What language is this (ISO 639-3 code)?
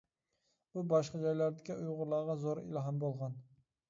uig